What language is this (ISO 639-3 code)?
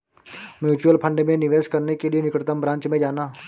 hin